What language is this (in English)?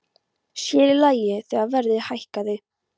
Icelandic